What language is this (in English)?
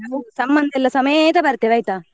Kannada